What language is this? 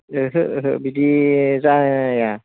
Bodo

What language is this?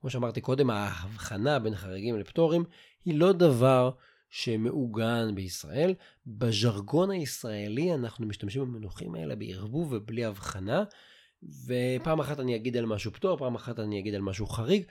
Hebrew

